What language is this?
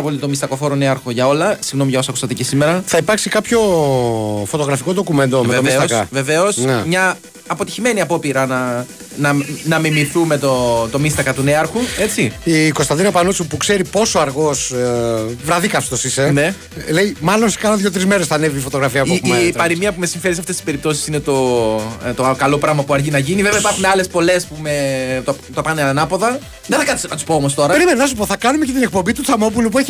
Greek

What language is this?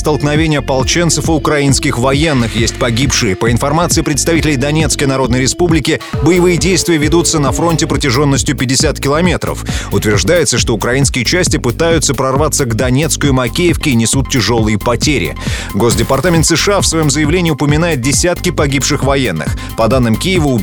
Russian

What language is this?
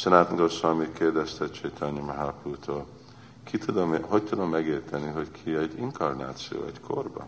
Hungarian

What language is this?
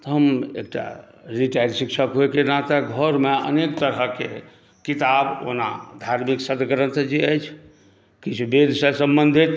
Maithili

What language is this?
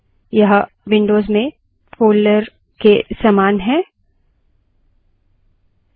Hindi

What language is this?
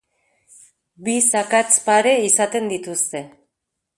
Basque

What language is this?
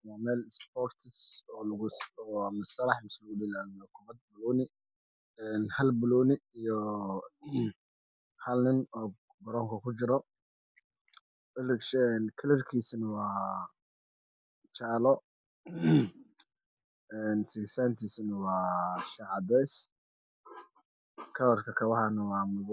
Somali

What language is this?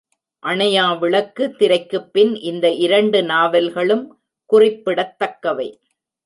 Tamil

